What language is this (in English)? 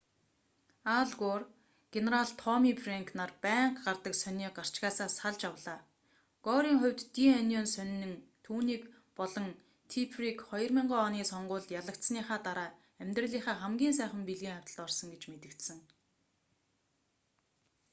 Mongolian